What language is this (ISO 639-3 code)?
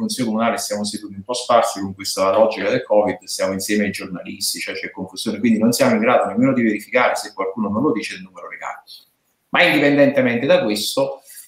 ita